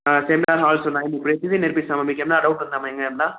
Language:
Telugu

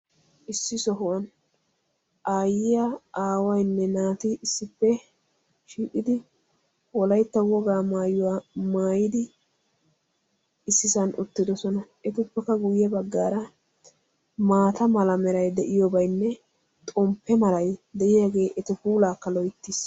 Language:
Wolaytta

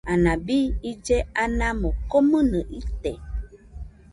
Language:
Nüpode Huitoto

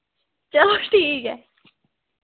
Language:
Dogri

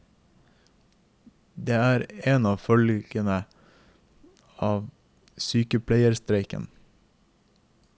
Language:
Norwegian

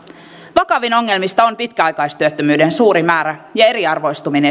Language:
Finnish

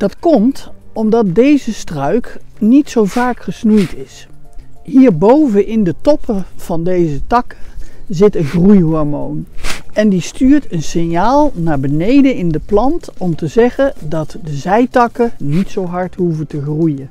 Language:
Dutch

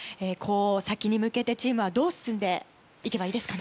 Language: Japanese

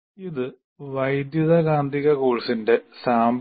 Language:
Malayalam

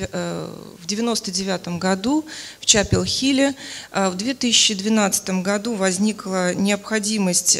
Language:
Russian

